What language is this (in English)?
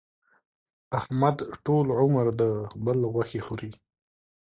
Pashto